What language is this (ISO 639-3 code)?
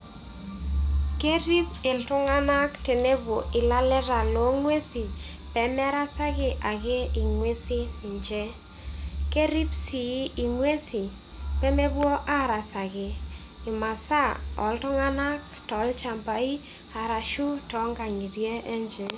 mas